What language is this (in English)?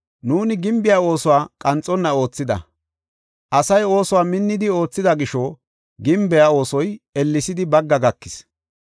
Gofa